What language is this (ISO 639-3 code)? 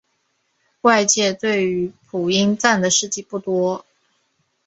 zho